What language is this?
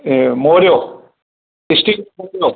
Sindhi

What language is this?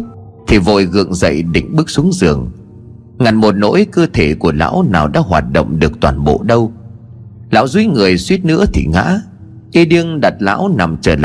Vietnamese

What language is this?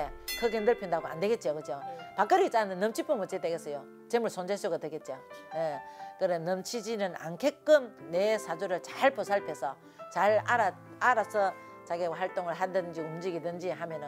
Korean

